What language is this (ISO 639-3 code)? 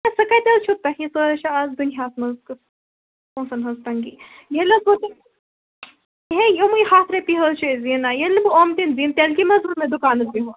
kas